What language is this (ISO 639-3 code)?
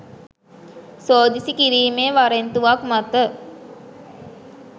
sin